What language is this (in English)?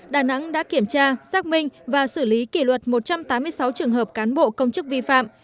Vietnamese